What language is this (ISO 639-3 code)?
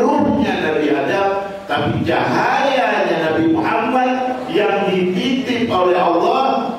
ind